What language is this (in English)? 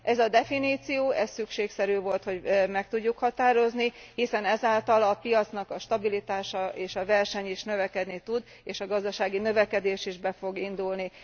Hungarian